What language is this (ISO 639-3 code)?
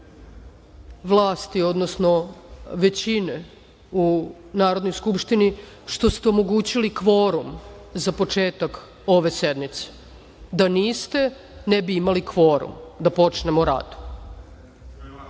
srp